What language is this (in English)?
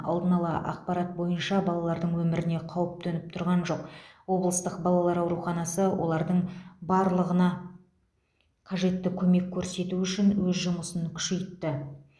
Kazakh